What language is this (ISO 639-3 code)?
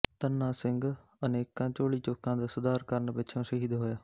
pan